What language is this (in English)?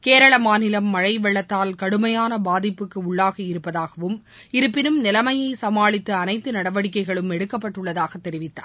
Tamil